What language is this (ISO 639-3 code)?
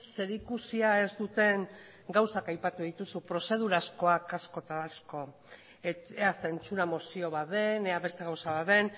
eus